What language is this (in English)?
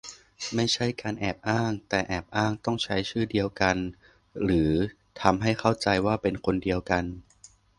Thai